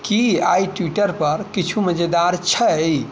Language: Maithili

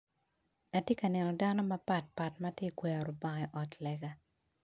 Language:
Acoli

